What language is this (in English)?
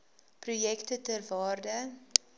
Afrikaans